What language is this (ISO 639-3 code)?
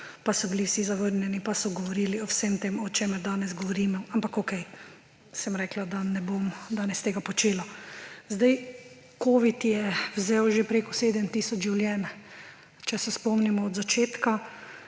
slv